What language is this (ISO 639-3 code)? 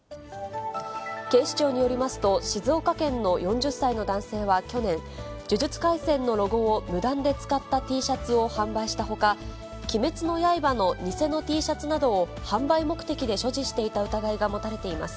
jpn